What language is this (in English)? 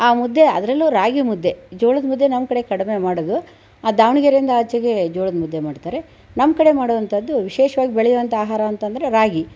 Kannada